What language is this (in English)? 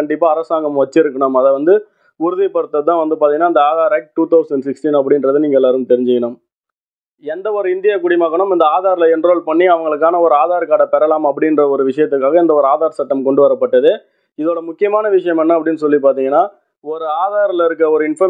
Tamil